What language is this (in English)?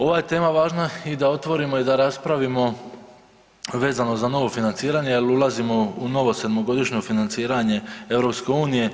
Croatian